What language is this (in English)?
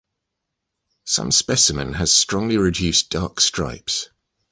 English